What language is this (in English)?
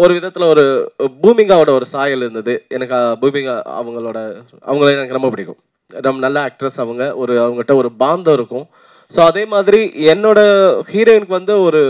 Tamil